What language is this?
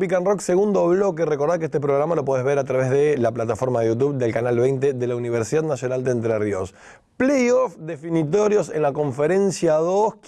Spanish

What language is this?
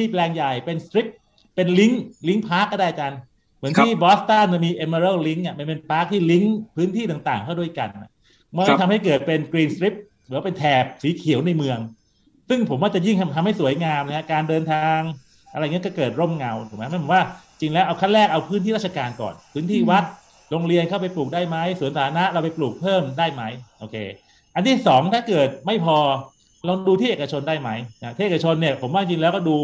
Thai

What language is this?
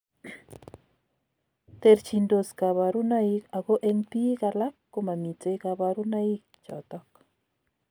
Kalenjin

